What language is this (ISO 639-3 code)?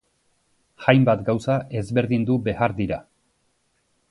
eus